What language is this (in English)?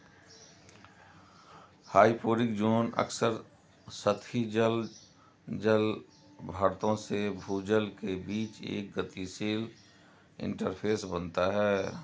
Hindi